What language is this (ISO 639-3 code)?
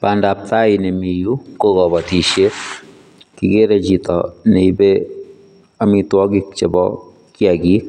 kln